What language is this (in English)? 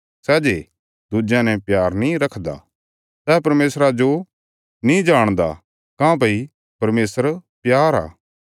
Bilaspuri